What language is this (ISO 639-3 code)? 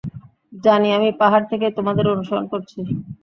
ben